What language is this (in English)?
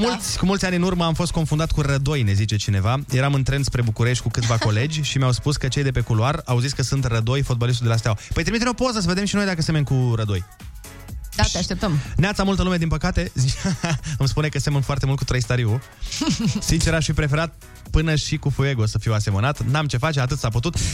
Romanian